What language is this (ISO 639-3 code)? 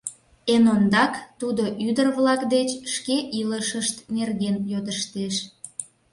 chm